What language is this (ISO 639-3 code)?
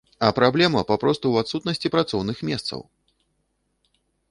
bel